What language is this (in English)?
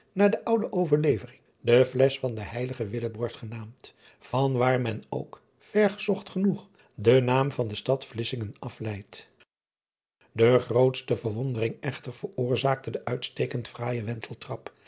Dutch